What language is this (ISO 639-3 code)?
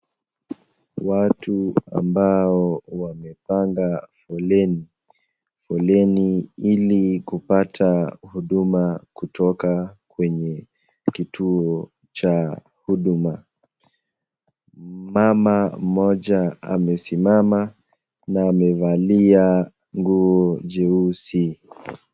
swa